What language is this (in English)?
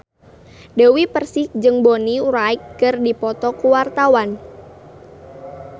Sundanese